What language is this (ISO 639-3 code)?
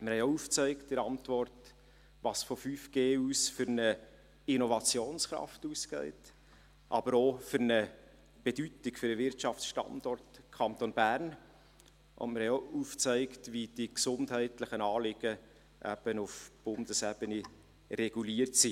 gsw